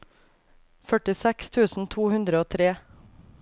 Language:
Norwegian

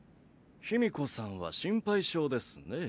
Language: Japanese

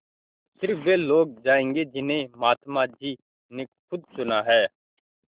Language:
Hindi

